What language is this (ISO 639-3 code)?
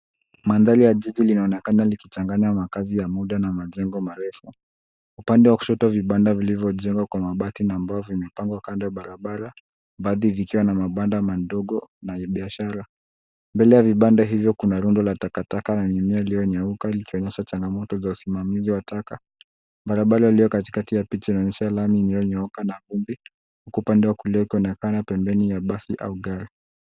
swa